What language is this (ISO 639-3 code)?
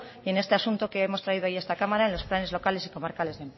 spa